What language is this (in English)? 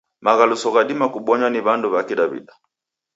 Taita